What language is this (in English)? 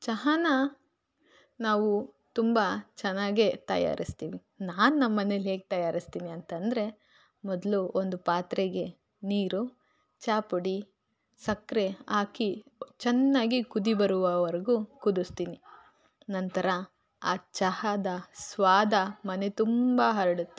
Kannada